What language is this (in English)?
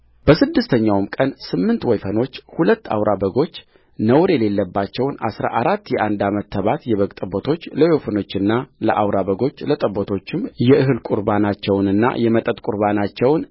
Amharic